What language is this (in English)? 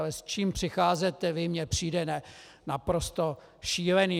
Czech